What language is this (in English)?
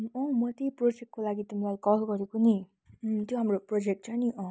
Nepali